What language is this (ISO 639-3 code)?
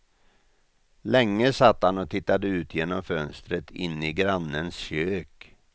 swe